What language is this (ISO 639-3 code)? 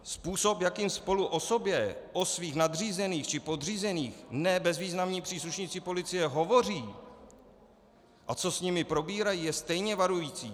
ces